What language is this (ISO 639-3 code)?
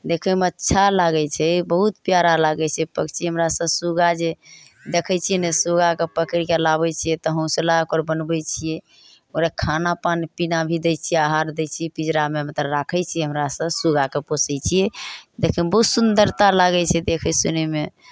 mai